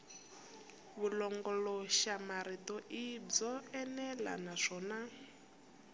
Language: Tsonga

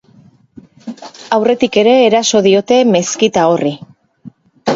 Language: Basque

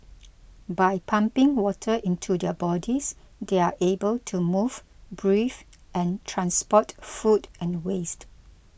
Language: English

